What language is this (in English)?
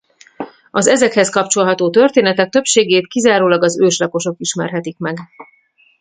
Hungarian